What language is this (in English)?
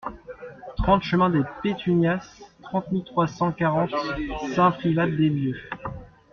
French